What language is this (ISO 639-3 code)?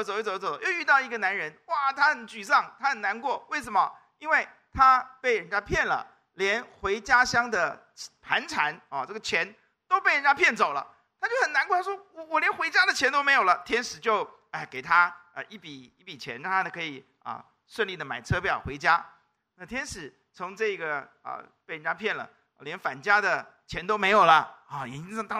zho